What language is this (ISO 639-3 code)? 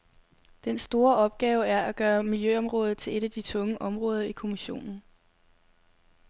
dan